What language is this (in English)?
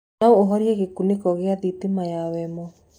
Kikuyu